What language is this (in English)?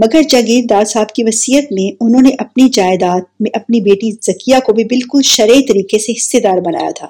Urdu